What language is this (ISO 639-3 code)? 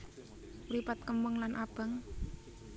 jav